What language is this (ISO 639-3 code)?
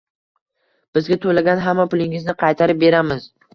uzb